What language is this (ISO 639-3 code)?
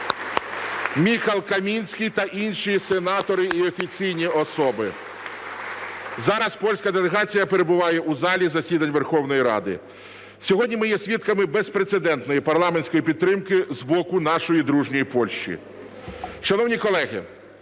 ukr